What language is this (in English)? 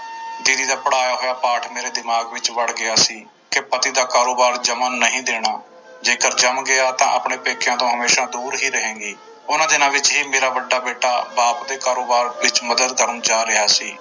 Punjabi